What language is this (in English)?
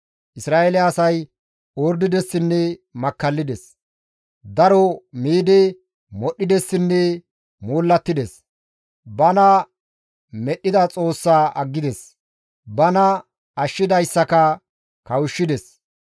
Gamo